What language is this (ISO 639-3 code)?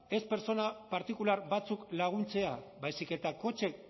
eus